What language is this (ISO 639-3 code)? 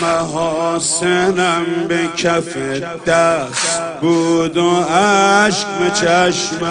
fas